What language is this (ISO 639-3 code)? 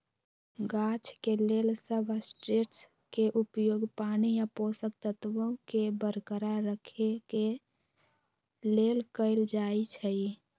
mag